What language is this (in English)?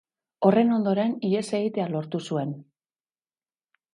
Basque